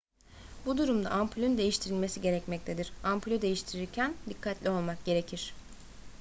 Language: Turkish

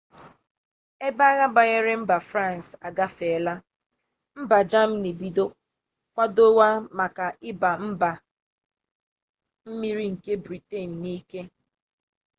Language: Igbo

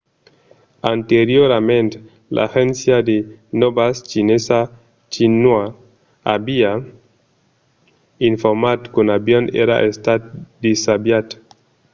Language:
Occitan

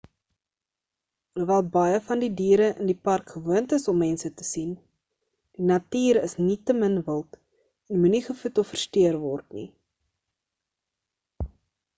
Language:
Afrikaans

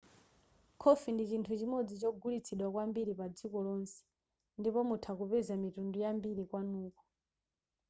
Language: Nyanja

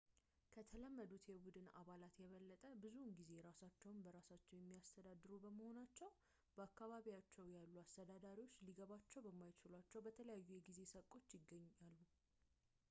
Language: Amharic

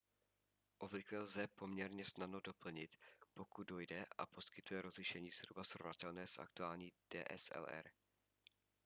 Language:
Czech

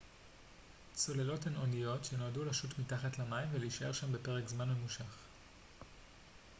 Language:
Hebrew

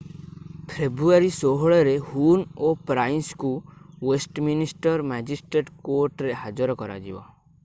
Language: Odia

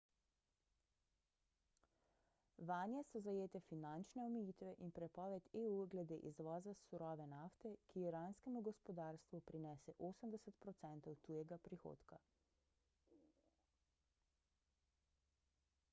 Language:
Slovenian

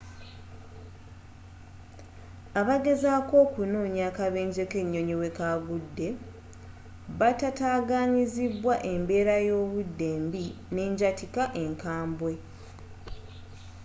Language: Ganda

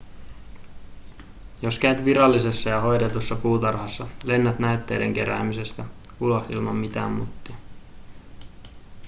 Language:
Finnish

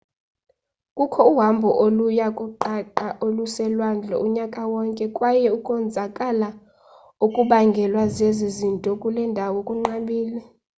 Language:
Xhosa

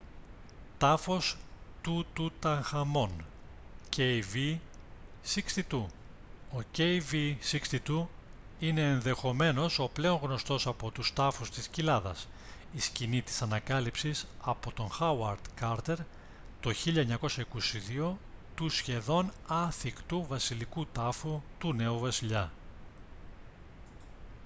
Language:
Greek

